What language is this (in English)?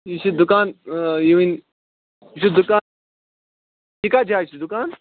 Kashmiri